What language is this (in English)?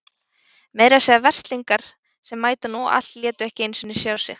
Icelandic